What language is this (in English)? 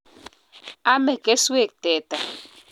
Kalenjin